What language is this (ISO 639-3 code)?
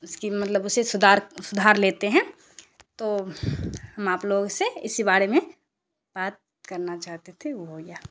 urd